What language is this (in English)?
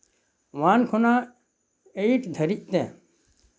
Santali